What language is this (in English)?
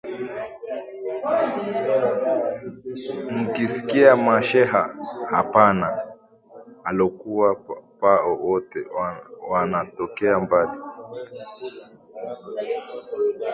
Swahili